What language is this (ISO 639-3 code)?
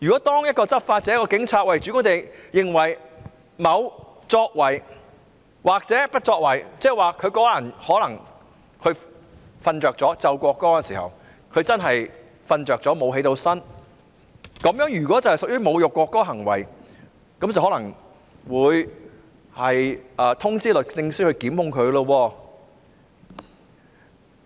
yue